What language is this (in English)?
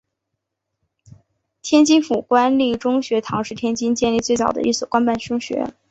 Chinese